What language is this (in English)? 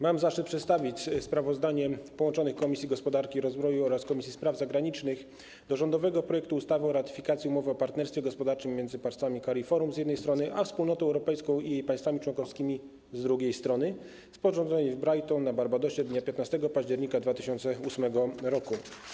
Polish